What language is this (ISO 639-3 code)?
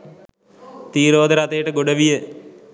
sin